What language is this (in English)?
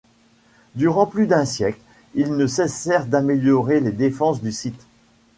French